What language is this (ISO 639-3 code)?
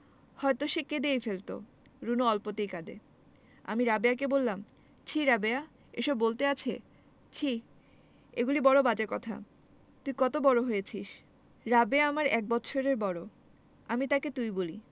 ben